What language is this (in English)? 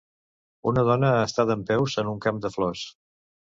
Catalan